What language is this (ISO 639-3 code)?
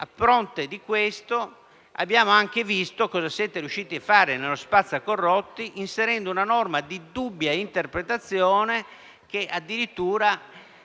ita